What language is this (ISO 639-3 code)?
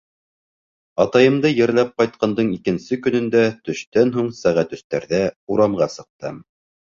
bak